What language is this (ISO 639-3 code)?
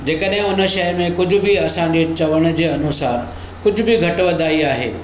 snd